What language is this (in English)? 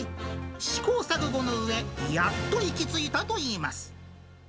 Japanese